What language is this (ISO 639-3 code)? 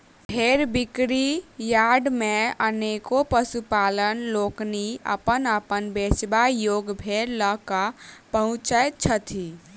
mai